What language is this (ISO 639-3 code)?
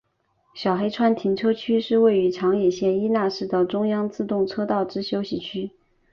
zho